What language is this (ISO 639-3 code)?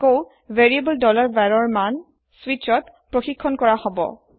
asm